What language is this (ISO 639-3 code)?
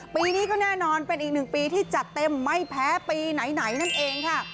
tha